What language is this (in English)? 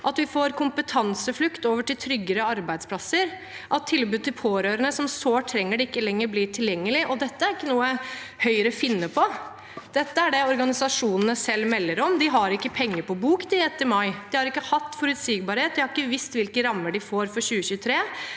Norwegian